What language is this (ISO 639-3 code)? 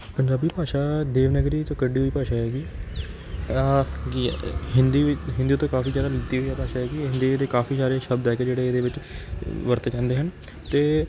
pan